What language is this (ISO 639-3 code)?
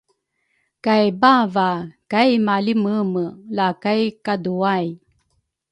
dru